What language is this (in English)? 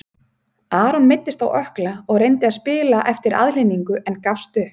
Icelandic